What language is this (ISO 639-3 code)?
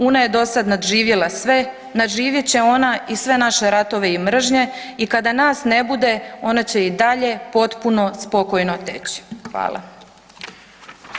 hrv